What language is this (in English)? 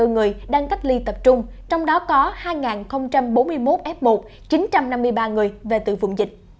Vietnamese